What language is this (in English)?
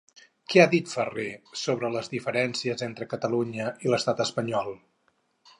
Catalan